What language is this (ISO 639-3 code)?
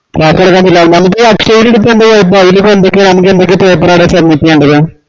mal